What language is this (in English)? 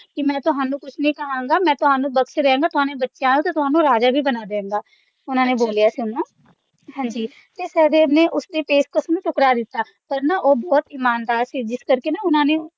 Punjabi